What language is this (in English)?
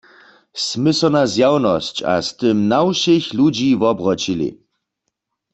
Upper Sorbian